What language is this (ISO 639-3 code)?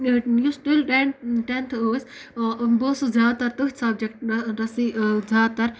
kas